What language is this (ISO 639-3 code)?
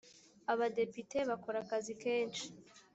kin